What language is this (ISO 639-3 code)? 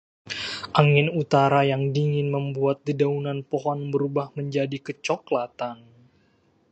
ind